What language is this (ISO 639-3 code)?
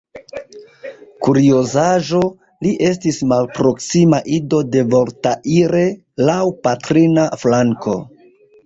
epo